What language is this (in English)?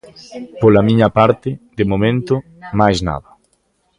Galician